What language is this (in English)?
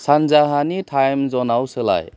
Bodo